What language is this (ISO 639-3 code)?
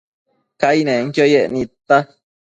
mcf